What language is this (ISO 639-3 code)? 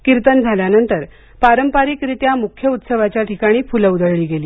mar